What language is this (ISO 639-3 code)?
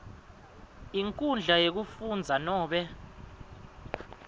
ssw